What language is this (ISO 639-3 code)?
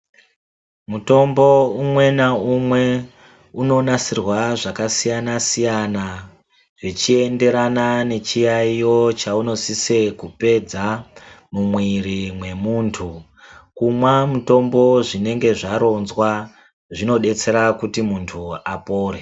ndc